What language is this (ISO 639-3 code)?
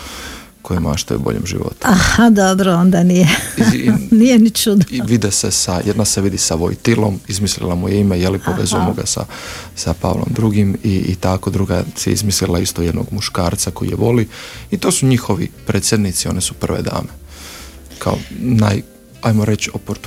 hrv